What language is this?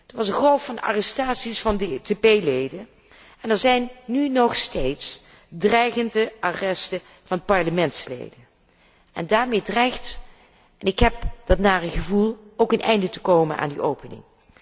Dutch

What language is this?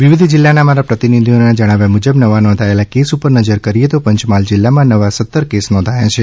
Gujarati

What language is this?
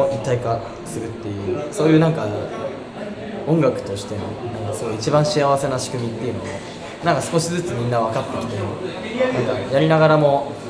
Japanese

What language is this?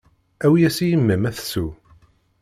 Kabyle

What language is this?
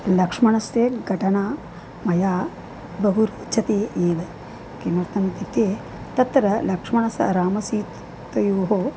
Sanskrit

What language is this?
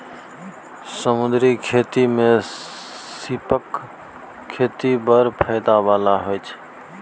Maithili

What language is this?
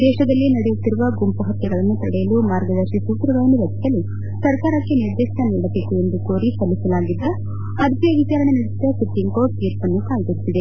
Kannada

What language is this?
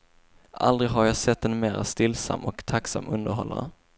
Swedish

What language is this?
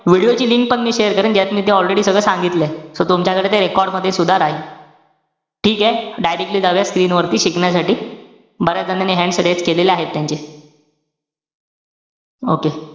Marathi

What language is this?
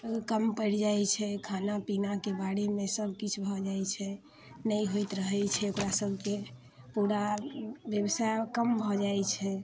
Maithili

